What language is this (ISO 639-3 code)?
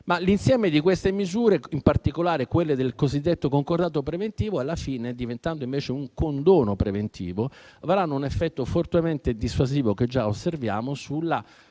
ita